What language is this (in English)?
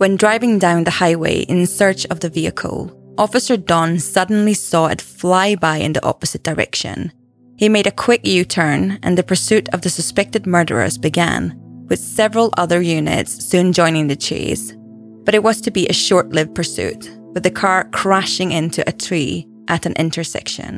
English